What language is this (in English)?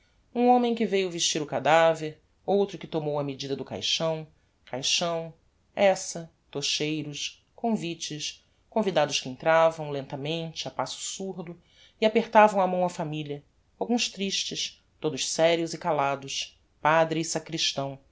Portuguese